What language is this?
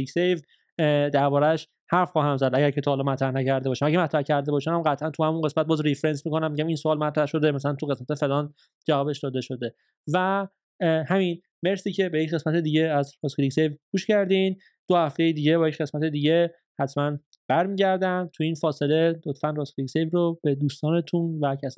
Persian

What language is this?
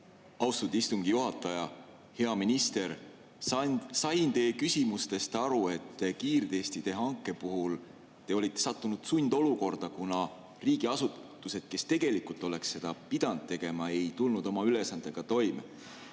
Estonian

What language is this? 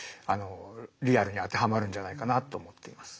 Japanese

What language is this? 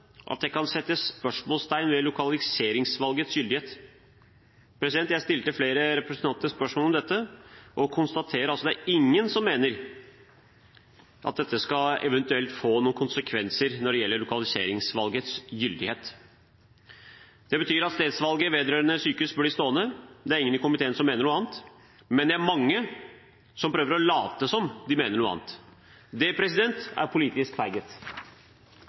Norwegian Bokmål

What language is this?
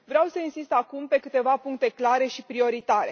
Romanian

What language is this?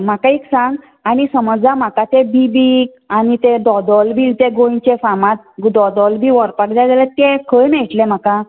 Konkani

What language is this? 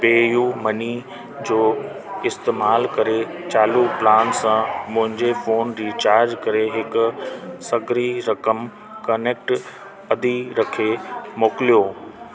Sindhi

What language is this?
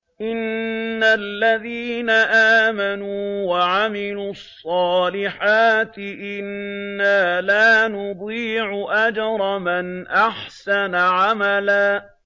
Arabic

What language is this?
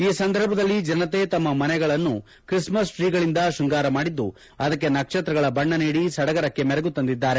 Kannada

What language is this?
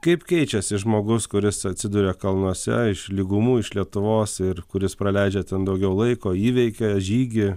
Lithuanian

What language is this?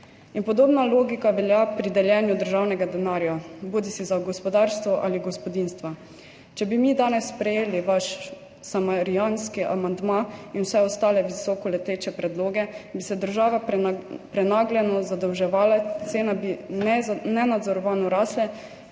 Slovenian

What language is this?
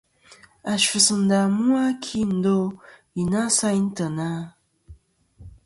Kom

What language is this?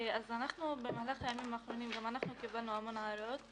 Hebrew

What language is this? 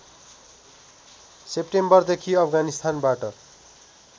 Nepali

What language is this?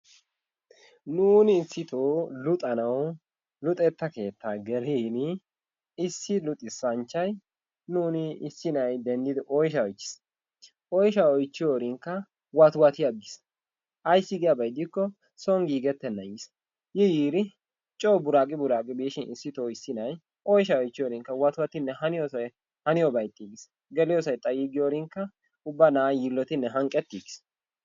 Wolaytta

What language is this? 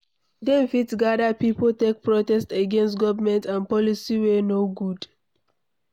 Nigerian Pidgin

